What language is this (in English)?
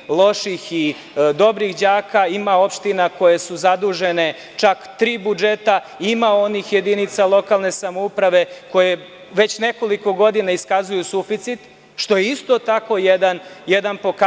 Serbian